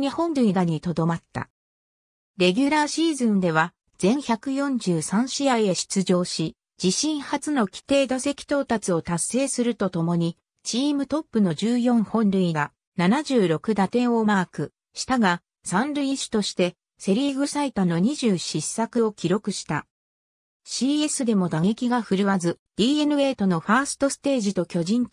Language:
Japanese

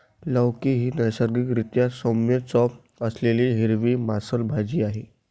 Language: Marathi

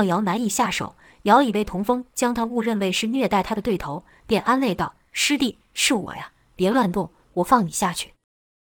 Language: Chinese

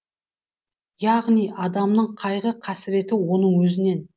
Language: Kazakh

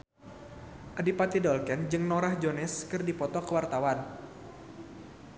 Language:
Sundanese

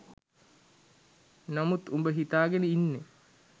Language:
Sinhala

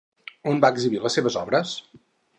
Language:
Catalan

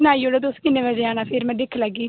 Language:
Dogri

